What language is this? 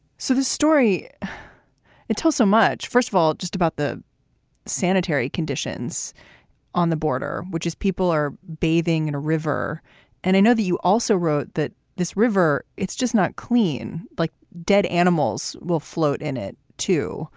English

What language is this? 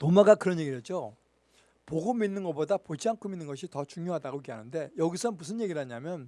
Korean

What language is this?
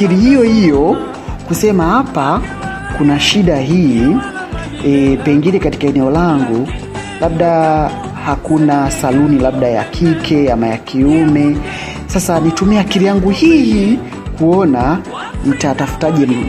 Swahili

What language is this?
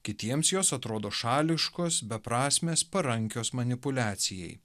Lithuanian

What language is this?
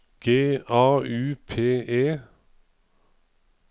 Norwegian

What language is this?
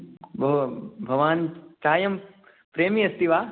Sanskrit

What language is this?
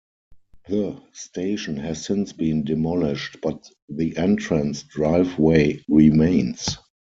English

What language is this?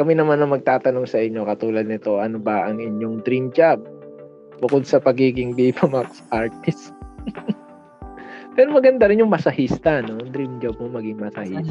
Filipino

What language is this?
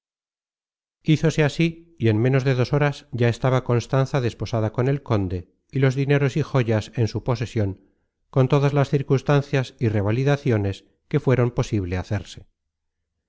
Spanish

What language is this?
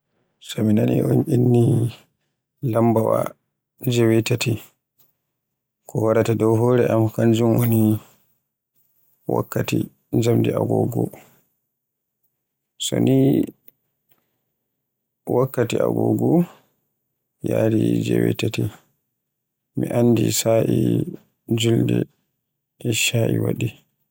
Borgu Fulfulde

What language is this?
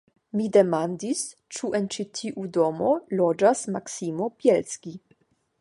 Esperanto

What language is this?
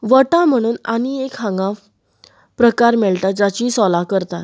Konkani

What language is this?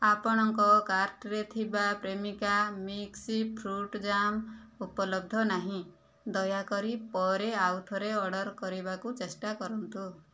Odia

